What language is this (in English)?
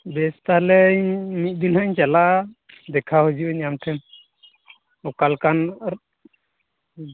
Santali